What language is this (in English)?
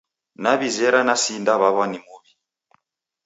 Taita